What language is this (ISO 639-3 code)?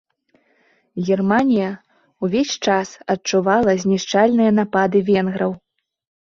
bel